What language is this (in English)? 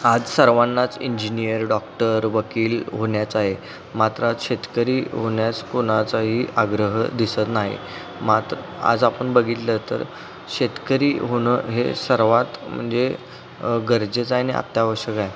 Marathi